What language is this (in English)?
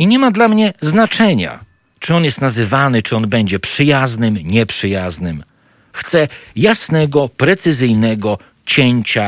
Polish